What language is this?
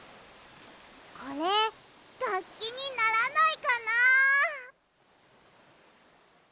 Japanese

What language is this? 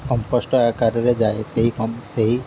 Odia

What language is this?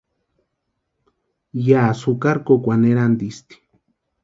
Western Highland Purepecha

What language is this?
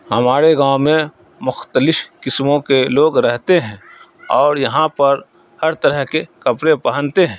Urdu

